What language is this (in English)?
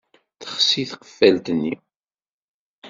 Kabyle